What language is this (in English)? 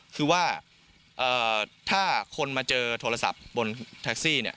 Thai